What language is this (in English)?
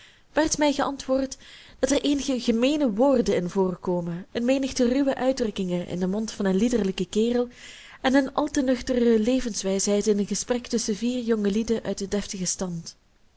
Dutch